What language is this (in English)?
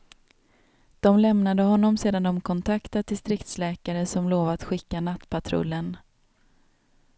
Swedish